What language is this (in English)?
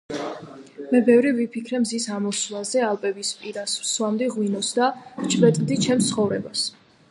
Georgian